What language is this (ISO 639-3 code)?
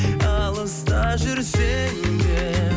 kaz